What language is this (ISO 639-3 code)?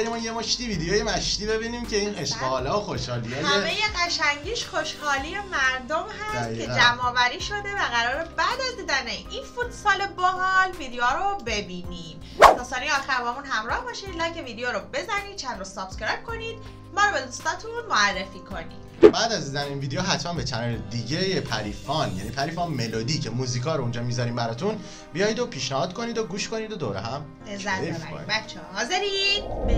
fas